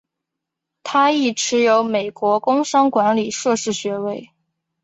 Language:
Chinese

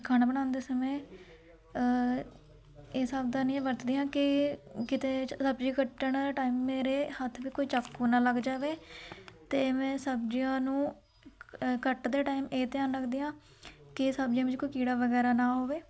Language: Punjabi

